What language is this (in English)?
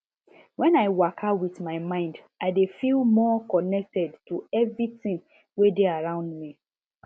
Nigerian Pidgin